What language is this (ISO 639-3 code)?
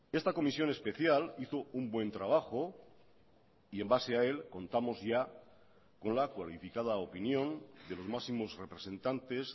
spa